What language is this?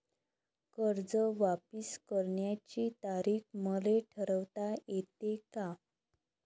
Marathi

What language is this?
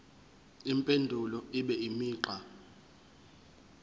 Zulu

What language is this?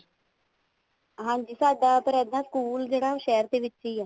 Punjabi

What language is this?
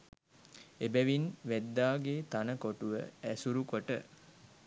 Sinhala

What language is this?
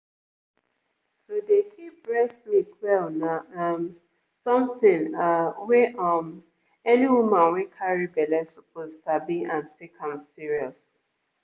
Nigerian Pidgin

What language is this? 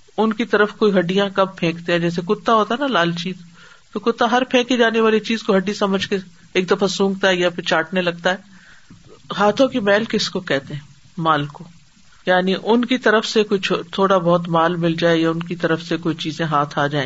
Urdu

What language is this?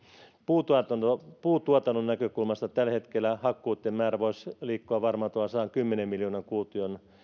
Finnish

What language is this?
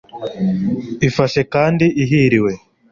Kinyarwanda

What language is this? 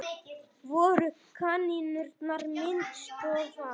Icelandic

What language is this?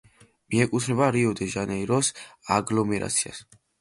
Georgian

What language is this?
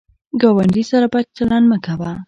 Pashto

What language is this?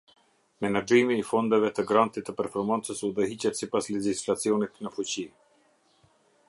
Albanian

